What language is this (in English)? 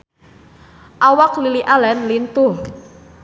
Sundanese